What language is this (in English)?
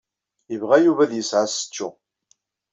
Kabyle